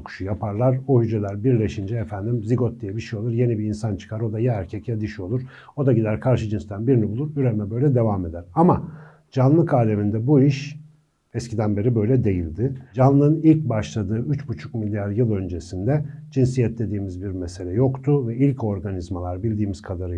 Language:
Turkish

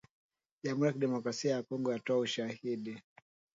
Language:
Swahili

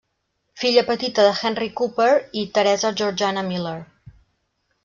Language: Catalan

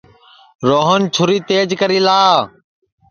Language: Sansi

